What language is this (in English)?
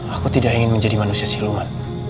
Indonesian